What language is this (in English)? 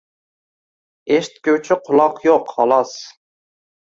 Uzbek